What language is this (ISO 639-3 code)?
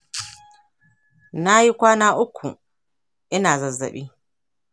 hau